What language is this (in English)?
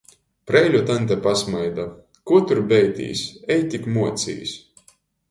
Latgalian